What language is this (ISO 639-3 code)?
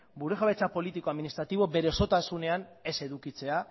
eus